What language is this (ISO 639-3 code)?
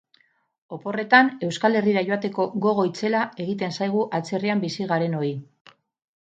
eus